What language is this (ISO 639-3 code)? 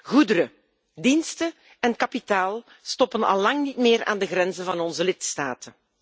nld